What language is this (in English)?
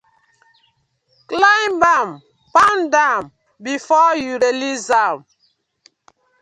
Nigerian Pidgin